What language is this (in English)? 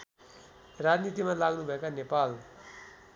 Nepali